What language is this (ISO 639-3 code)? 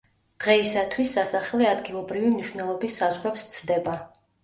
kat